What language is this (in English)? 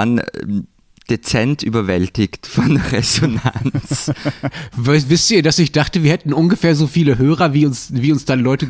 German